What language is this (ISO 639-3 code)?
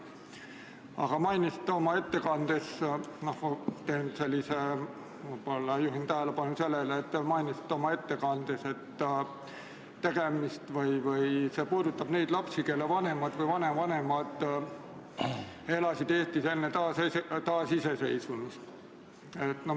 est